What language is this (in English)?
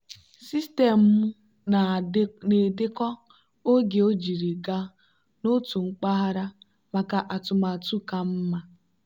Igbo